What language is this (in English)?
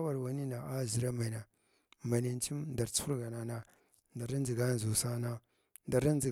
Glavda